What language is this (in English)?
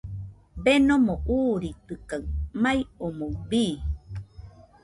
Nüpode Huitoto